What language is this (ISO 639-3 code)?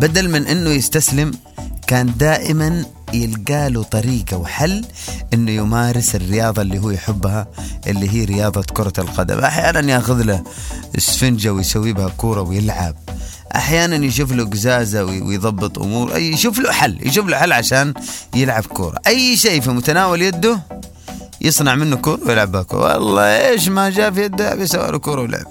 ara